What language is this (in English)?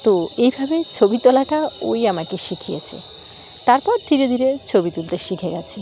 Bangla